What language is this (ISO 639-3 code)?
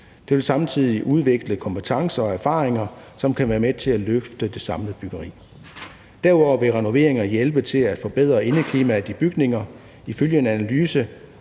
dan